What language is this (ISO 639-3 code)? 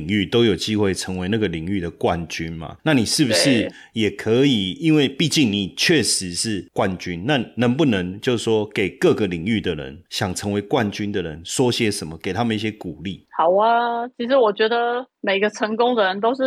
zho